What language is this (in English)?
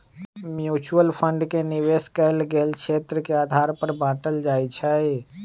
Magahi